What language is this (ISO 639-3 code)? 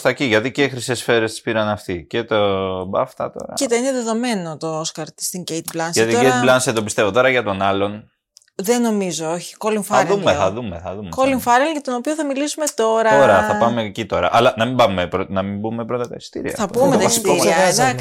ell